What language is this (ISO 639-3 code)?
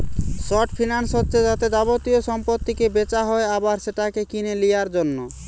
ben